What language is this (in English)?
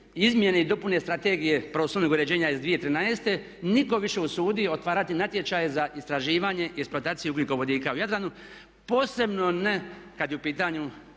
Croatian